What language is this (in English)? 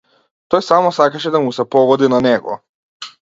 Macedonian